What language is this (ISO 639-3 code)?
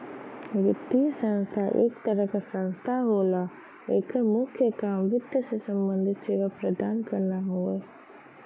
bho